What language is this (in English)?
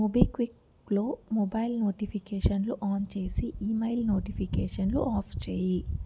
Telugu